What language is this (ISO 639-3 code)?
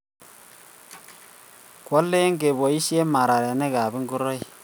kln